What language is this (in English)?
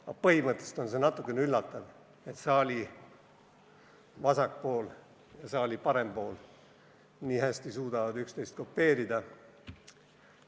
Estonian